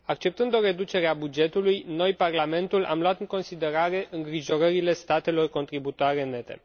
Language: Romanian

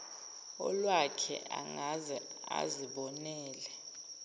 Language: Zulu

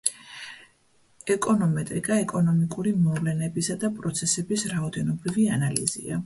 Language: Georgian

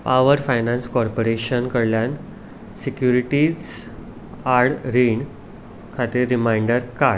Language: Konkani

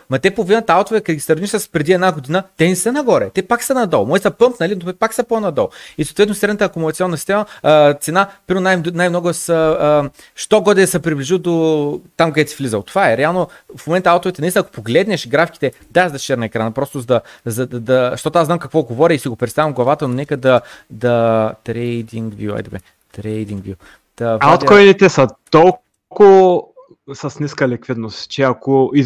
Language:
Bulgarian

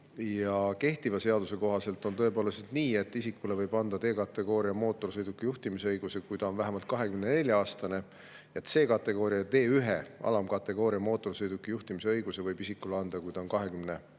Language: Estonian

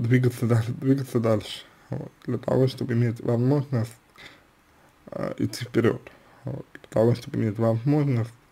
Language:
Russian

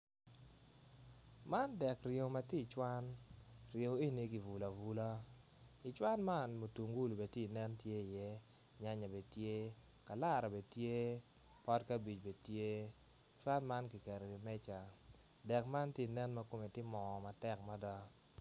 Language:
Acoli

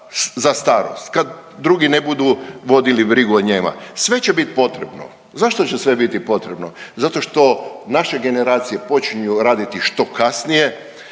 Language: Croatian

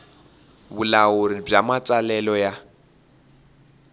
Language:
Tsonga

